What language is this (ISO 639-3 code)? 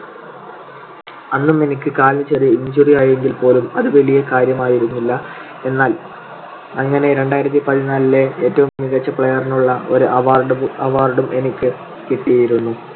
mal